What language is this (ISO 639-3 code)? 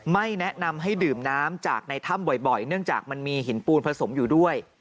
tha